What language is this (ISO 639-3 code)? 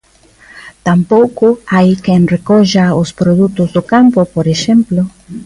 glg